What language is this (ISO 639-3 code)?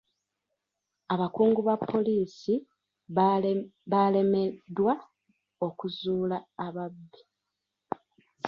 lug